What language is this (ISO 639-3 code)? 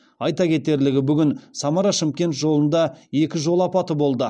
kaz